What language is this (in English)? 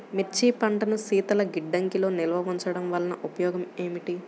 Telugu